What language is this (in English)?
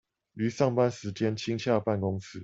Chinese